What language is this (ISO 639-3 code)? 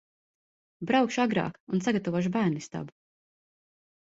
lav